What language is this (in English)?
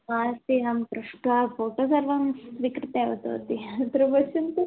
Sanskrit